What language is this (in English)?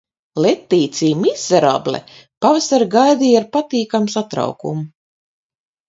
Latvian